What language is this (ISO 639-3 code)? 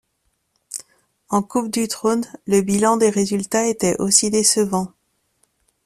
fra